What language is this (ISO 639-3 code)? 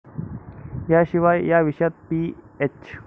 mar